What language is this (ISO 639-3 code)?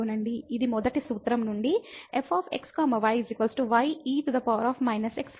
tel